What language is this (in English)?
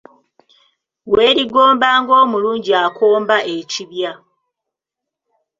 Ganda